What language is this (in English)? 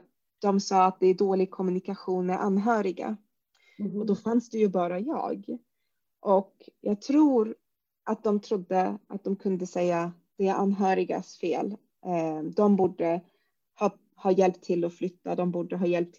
Swedish